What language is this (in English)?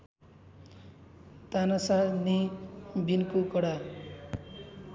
Nepali